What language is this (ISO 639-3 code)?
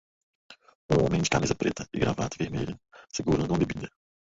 por